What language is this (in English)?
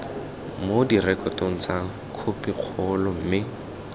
Tswana